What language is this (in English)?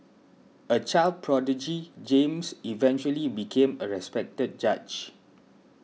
English